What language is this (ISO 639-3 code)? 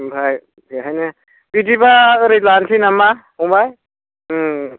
brx